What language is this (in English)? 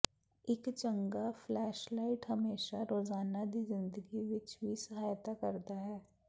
Punjabi